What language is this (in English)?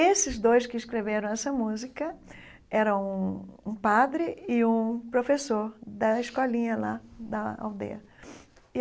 Portuguese